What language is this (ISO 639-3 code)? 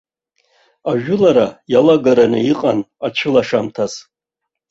abk